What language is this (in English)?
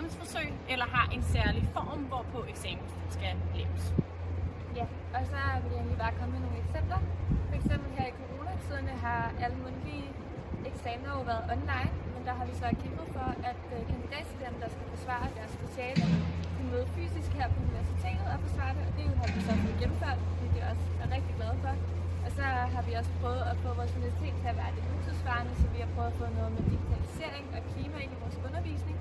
Danish